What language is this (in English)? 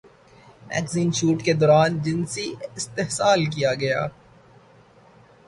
Urdu